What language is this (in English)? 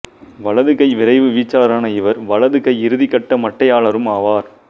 Tamil